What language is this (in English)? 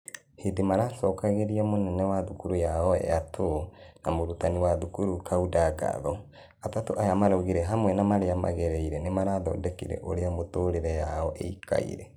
Kikuyu